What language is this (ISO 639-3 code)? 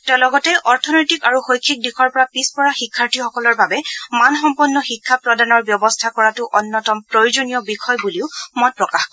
asm